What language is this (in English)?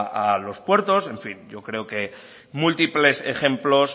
Spanish